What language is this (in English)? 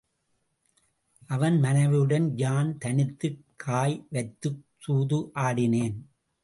Tamil